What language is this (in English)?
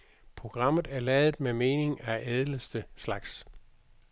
Danish